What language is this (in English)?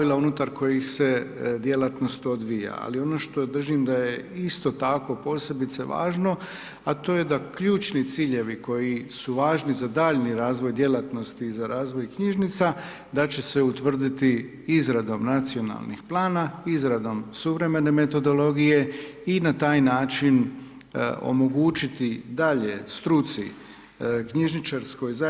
Croatian